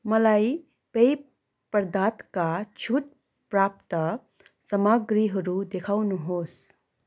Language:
Nepali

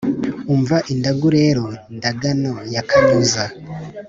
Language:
Kinyarwanda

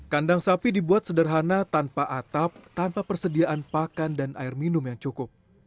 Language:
Indonesian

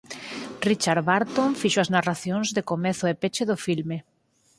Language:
Galician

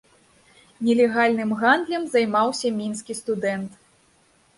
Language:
Belarusian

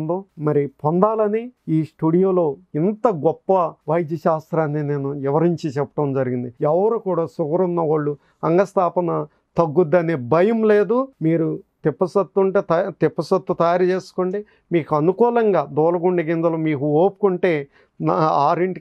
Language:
Telugu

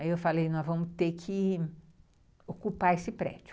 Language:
Portuguese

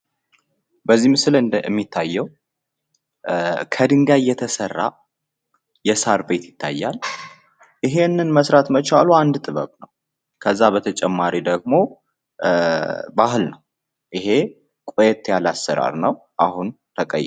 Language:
Amharic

